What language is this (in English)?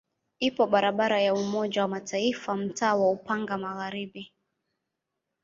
Swahili